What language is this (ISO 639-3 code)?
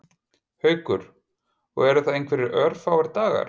isl